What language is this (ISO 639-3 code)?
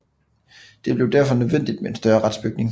dan